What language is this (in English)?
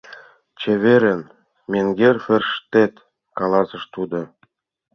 Mari